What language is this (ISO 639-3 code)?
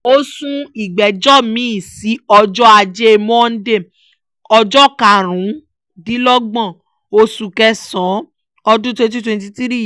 yor